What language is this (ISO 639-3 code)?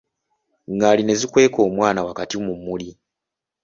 lug